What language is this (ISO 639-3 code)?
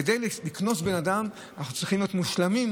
heb